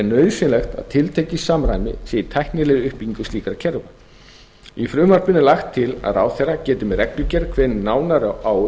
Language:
Icelandic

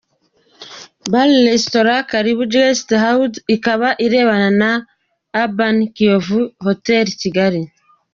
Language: Kinyarwanda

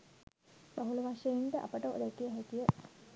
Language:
Sinhala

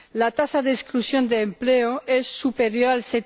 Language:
Spanish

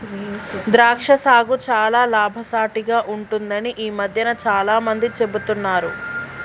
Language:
Telugu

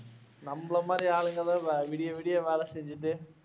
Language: Tamil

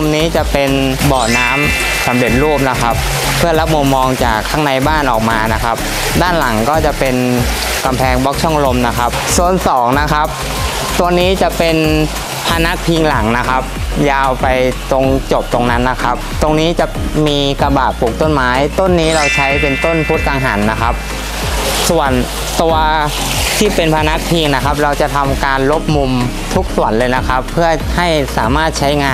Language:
Thai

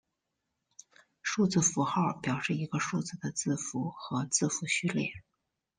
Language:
Chinese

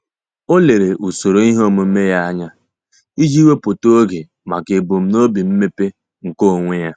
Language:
Igbo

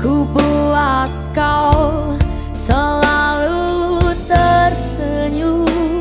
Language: Indonesian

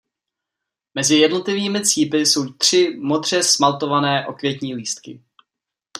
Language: Czech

